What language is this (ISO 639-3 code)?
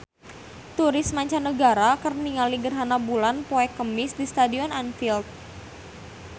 sun